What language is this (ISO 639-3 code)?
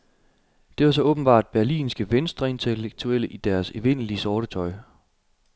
dan